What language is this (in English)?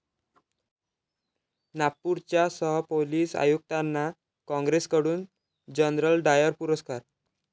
Marathi